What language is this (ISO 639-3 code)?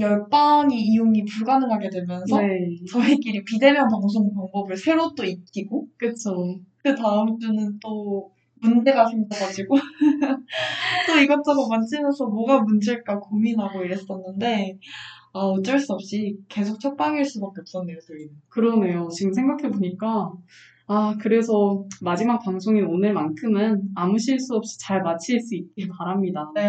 kor